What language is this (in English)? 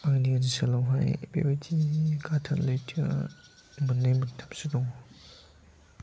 Bodo